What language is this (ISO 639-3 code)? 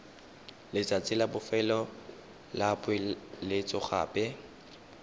tsn